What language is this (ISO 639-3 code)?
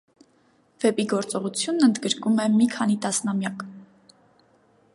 hye